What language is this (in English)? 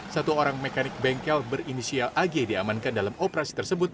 Indonesian